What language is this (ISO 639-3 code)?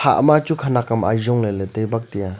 nnp